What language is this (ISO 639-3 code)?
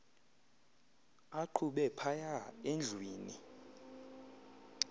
xho